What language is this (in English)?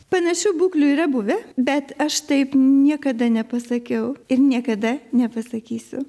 Lithuanian